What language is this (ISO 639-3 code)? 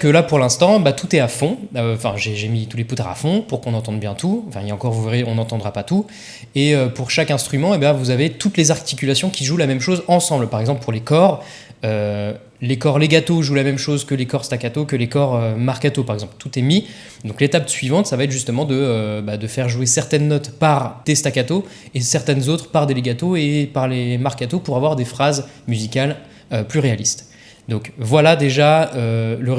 fra